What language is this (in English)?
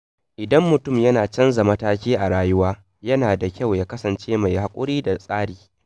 Hausa